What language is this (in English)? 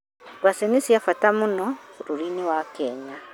Kikuyu